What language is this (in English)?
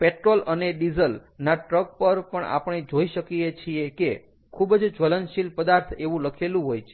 Gujarati